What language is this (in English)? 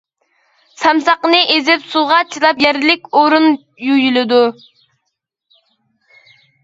Uyghur